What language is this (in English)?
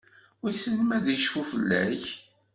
Kabyle